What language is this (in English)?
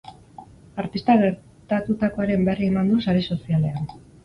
Basque